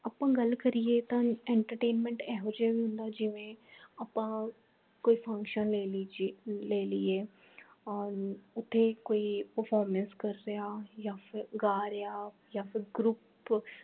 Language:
Punjabi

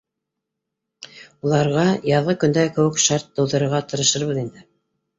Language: Bashkir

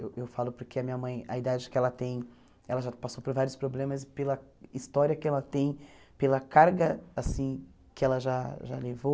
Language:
Portuguese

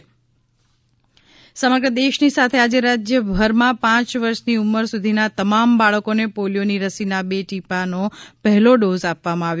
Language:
Gujarati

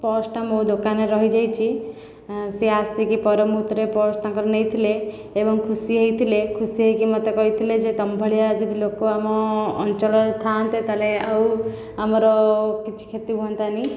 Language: Odia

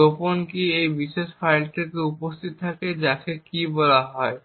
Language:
Bangla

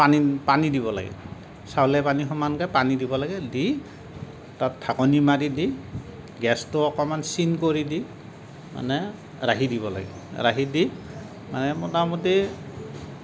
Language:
Assamese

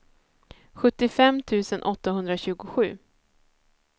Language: Swedish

